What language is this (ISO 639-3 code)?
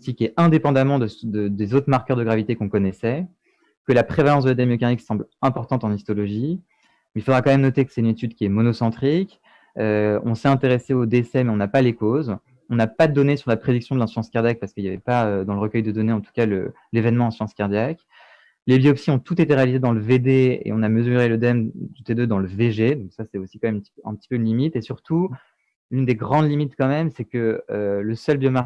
fra